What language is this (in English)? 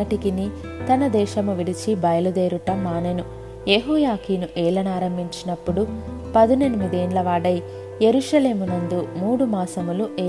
Telugu